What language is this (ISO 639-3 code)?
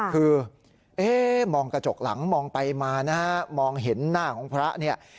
tha